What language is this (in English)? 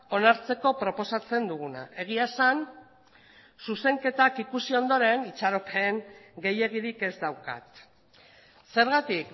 Basque